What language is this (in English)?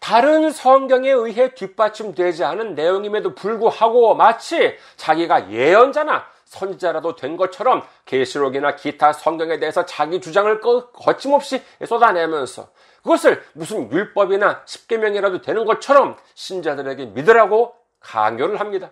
Korean